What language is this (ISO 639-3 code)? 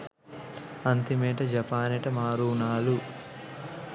sin